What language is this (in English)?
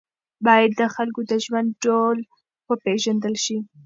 Pashto